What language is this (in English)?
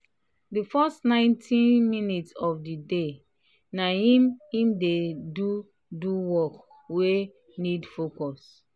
Nigerian Pidgin